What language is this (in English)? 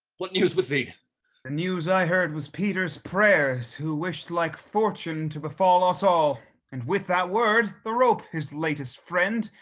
English